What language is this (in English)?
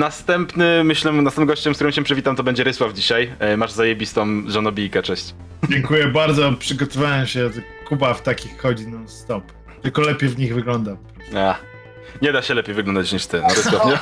Polish